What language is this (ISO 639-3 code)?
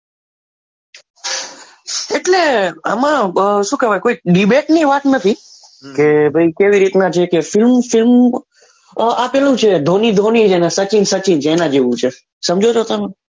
guj